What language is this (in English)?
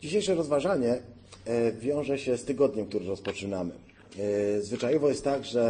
Polish